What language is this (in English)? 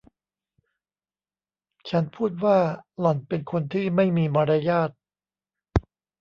Thai